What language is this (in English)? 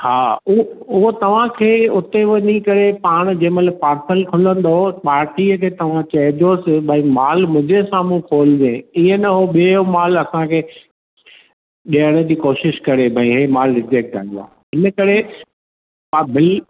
Sindhi